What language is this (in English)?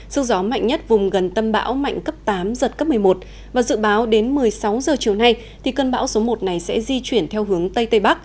Vietnamese